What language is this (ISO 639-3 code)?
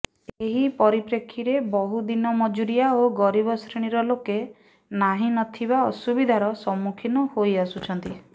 ori